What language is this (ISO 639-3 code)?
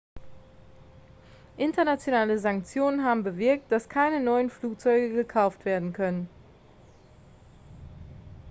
deu